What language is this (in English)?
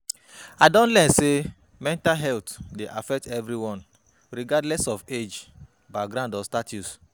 Nigerian Pidgin